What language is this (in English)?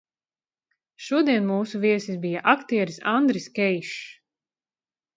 Latvian